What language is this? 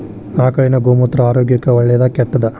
Kannada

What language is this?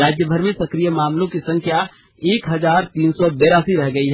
Hindi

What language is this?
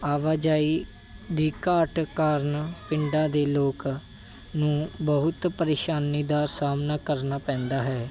Punjabi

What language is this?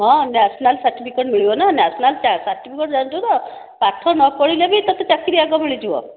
Odia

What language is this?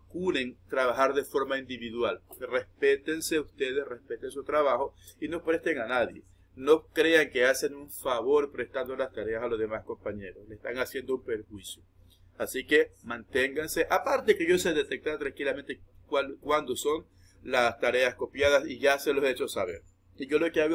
Spanish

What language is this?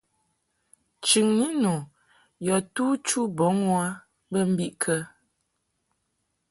Mungaka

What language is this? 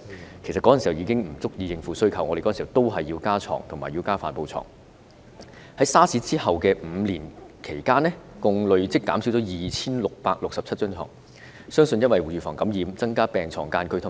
Cantonese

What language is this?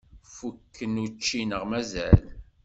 Kabyle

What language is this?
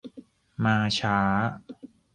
Thai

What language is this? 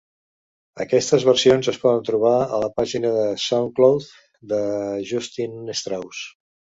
Catalan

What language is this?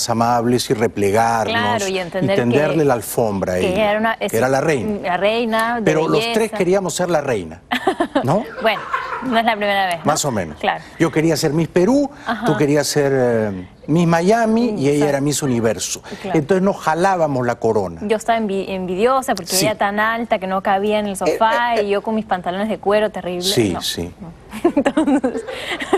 Spanish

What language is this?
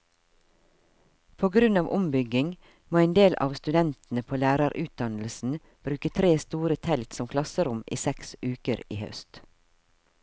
Norwegian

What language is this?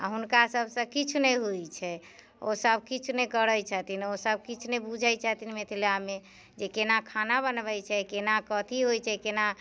Maithili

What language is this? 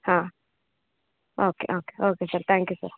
Kannada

